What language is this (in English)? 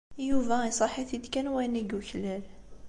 Kabyle